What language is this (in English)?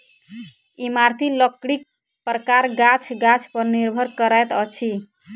Maithili